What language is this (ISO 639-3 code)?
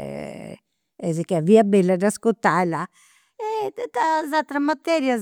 sro